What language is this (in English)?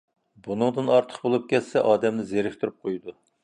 Uyghur